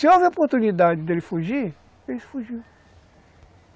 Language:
Portuguese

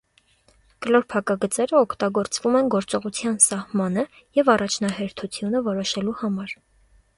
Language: Armenian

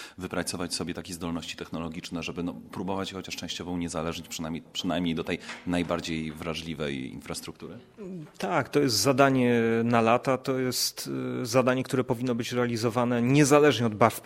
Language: Polish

